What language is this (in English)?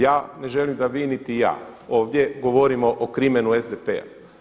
Croatian